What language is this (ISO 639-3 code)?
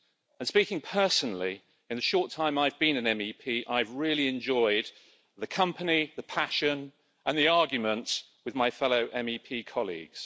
eng